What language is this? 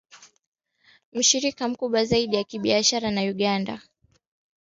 Swahili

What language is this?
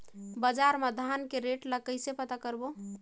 Chhattisgarhi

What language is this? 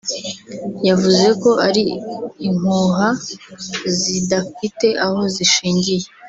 Kinyarwanda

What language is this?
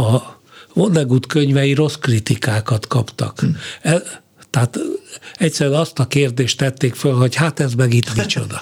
Hungarian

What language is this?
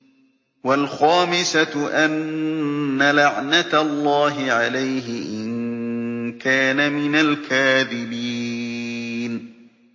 Arabic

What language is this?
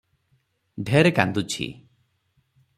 Odia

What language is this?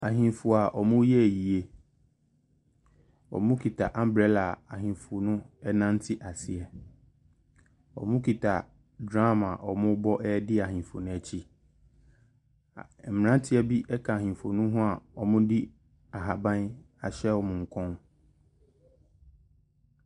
Akan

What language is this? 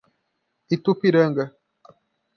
Portuguese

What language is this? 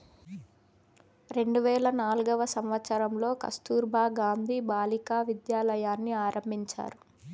Telugu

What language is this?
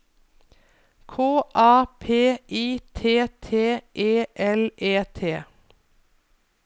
Norwegian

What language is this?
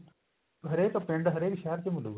Punjabi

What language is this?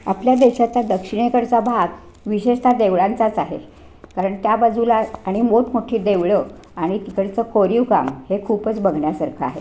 Marathi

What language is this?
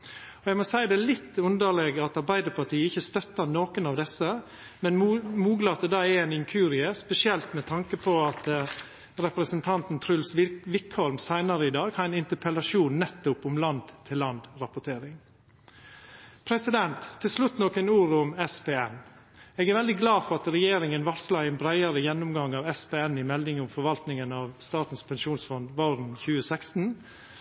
Norwegian Nynorsk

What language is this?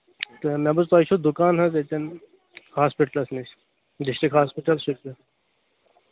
Kashmiri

